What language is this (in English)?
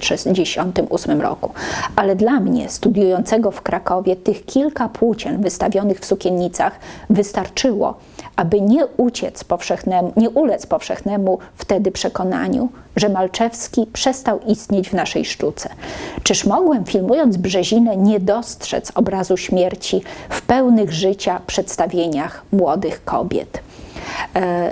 Polish